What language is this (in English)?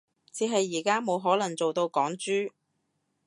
Cantonese